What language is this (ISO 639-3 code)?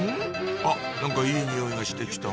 jpn